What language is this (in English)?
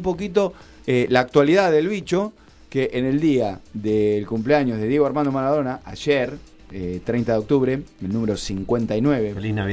Spanish